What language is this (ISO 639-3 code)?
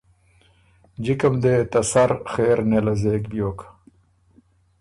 oru